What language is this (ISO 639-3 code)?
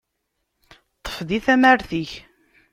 kab